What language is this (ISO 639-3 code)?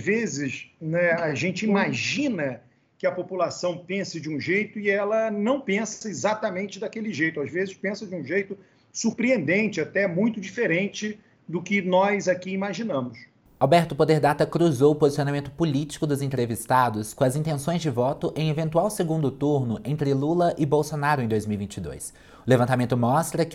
por